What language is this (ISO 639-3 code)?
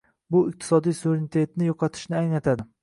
uzb